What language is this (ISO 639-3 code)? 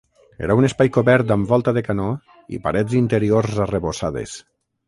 cat